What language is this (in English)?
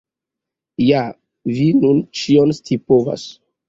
Esperanto